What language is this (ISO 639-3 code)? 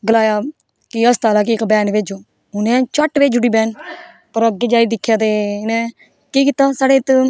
doi